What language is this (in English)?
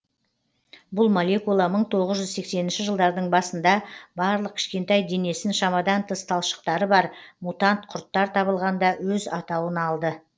Kazakh